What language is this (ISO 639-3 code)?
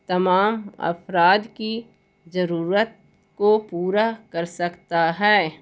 urd